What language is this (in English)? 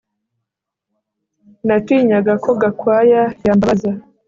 Kinyarwanda